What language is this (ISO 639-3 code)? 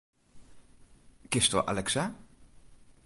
fry